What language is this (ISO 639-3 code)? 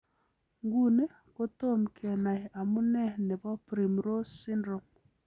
kln